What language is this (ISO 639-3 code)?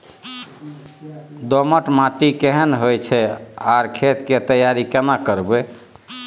mai